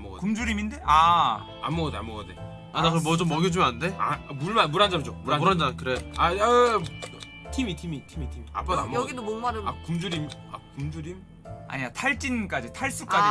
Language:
Korean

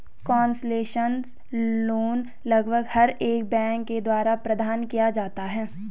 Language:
Hindi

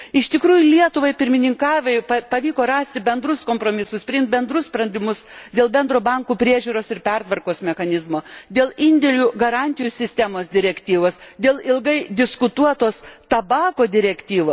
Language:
Lithuanian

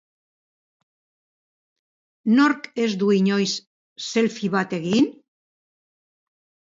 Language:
Basque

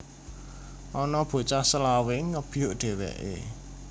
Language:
Javanese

